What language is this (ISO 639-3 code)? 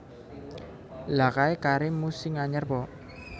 jav